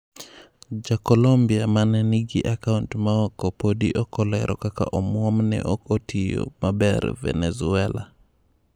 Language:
Luo (Kenya and Tanzania)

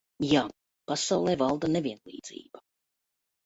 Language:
Latvian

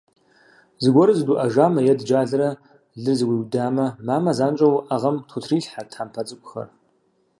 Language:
Kabardian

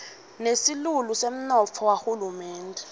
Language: Swati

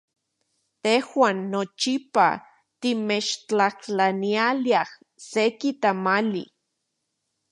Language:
Central Puebla Nahuatl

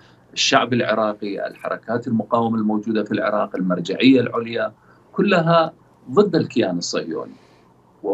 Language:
Arabic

